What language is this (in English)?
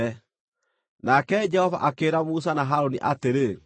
Kikuyu